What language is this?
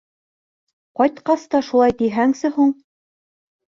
Bashkir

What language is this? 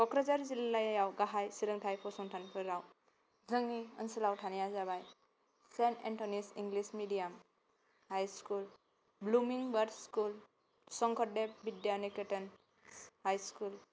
Bodo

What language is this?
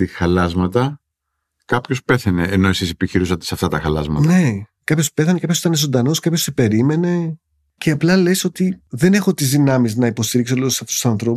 Greek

